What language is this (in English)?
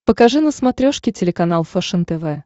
Russian